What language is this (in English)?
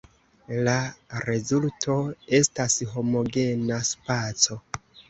Esperanto